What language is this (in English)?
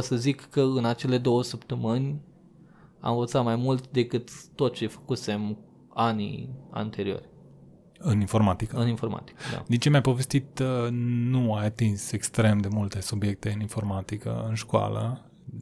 Romanian